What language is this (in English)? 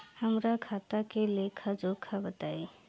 Bhojpuri